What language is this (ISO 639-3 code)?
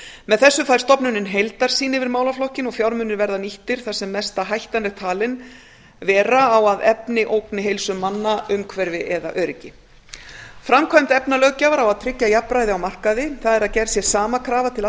isl